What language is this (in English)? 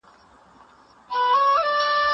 Pashto